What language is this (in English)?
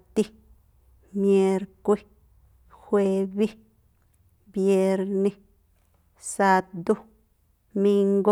Tlacoapa Me'phaa